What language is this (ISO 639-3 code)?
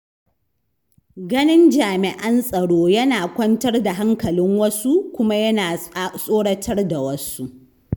hau